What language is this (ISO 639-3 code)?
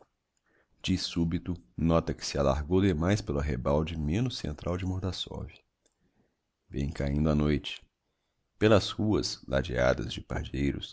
por